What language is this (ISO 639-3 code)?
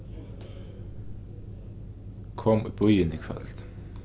fao